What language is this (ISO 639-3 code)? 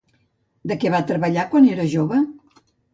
cat